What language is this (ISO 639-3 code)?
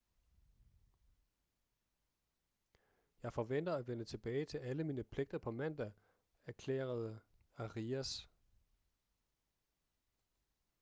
dan